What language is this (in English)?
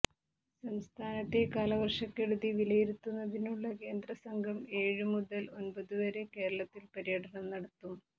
Malayalam